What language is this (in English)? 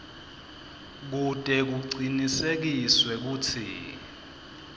Swati